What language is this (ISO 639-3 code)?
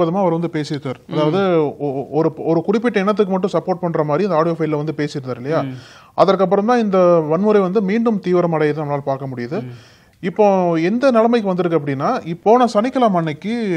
kor